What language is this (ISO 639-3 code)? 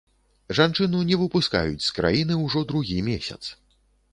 bel